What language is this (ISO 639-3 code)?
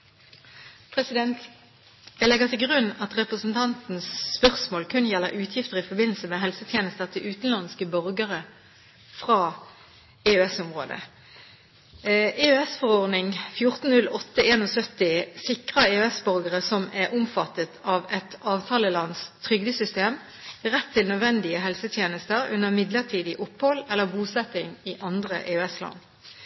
nob